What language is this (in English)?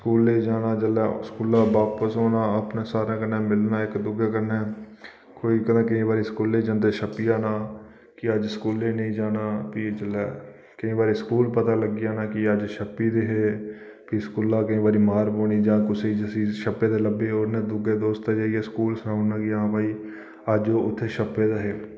Dogri